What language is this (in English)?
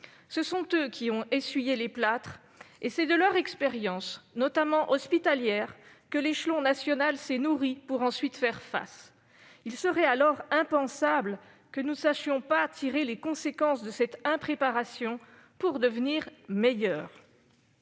French